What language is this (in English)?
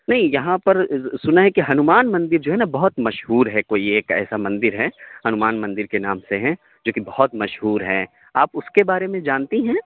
Urdu